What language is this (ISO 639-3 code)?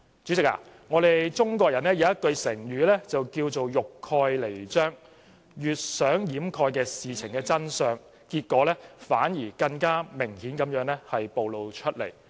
yue